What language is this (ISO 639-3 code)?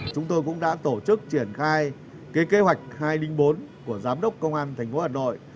vie